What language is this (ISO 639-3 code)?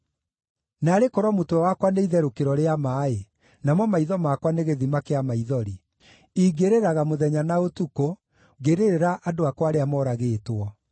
kik